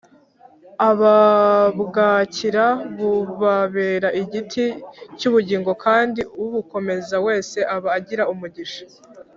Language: Kinyarwanda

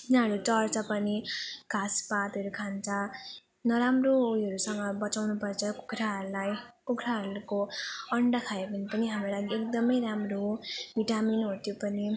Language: Nepali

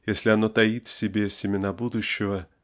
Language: Russian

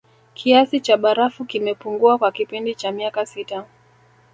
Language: Swahili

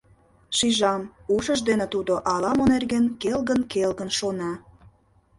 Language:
Mari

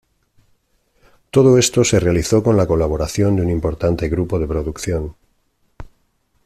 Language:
Spanish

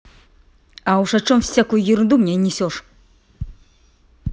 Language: Russian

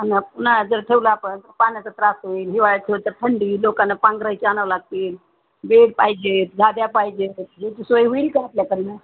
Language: Marathi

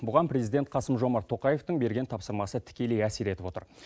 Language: Kazakh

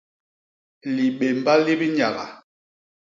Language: Basaa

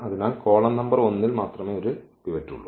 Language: Malayalam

